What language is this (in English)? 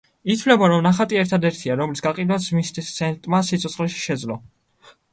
Georgian